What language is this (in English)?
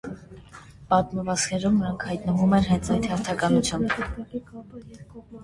Armenian